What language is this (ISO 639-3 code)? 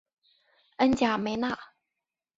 zho